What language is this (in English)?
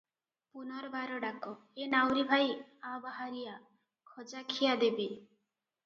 Odia